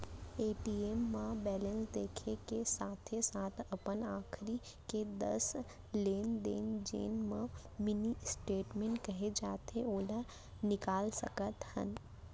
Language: Chhattisgarhi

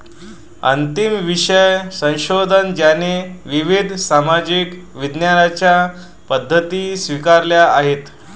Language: Marathi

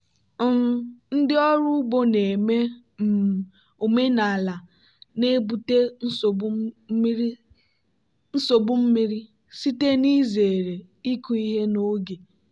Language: Igbo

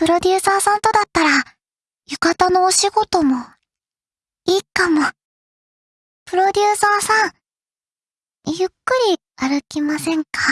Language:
Japanese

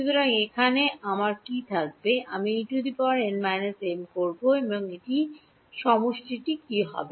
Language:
Bangla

